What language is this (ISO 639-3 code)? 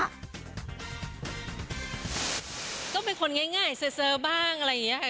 tha